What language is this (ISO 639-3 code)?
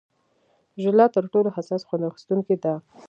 pus